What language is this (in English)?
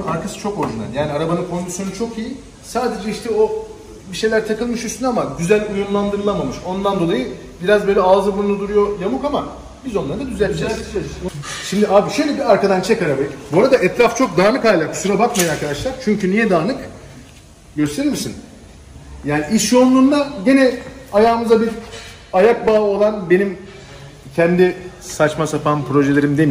Turkish